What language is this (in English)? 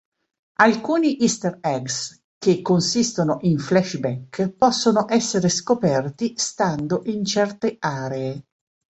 Italian